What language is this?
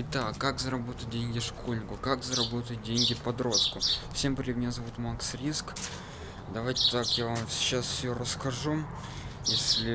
Russian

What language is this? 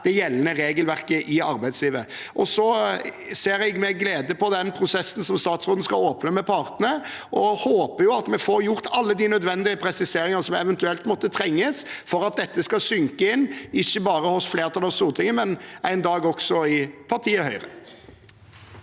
Norwegian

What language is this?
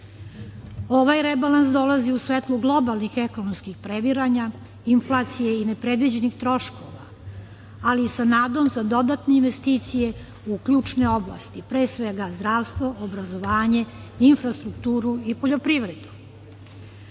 Serbian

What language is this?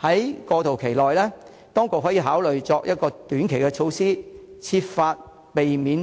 Cantonese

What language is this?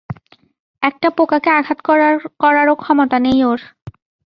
Bangla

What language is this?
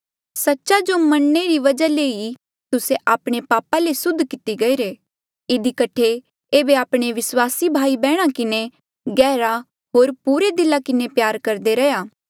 Mandeali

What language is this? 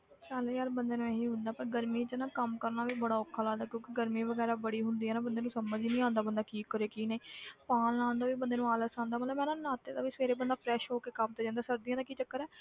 Punjabi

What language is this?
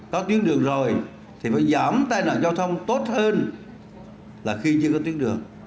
Vietnamese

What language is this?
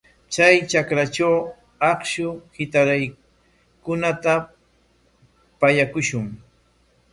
Corongo Ancash Quechua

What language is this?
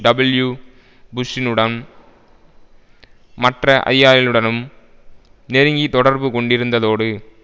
Tamil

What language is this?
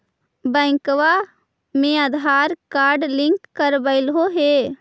Magahi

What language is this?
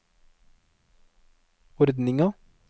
Norwegian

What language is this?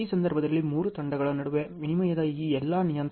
Kannada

